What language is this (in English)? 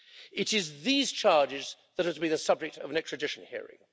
English